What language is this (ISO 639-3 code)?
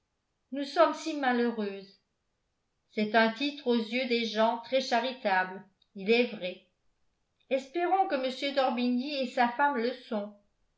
fra